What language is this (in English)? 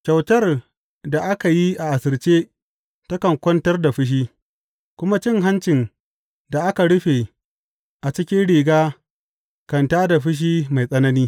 Hausa